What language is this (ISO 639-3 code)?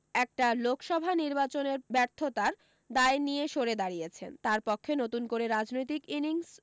ben